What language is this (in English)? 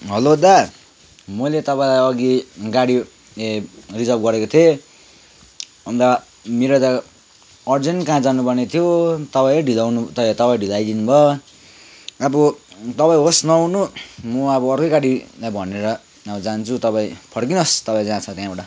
Nepali